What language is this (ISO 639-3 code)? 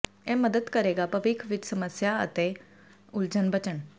pan